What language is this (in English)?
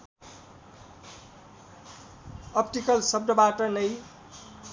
Nepali